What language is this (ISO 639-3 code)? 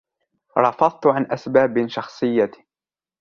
ara